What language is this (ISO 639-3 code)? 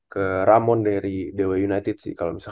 ind